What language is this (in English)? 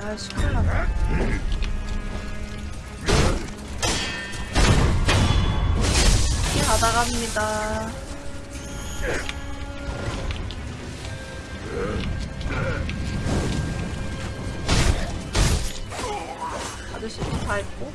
Korean